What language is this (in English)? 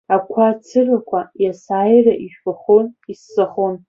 Abkhazian